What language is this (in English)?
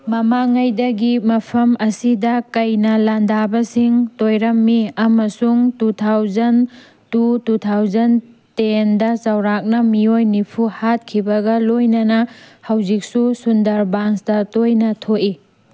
Manipuri